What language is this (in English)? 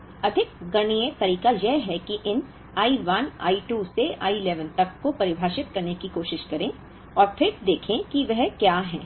Hindi